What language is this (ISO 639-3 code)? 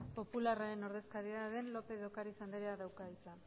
eus